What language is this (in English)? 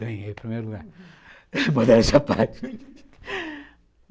Portuguese